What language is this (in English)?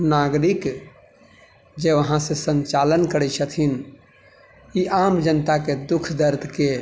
Maithili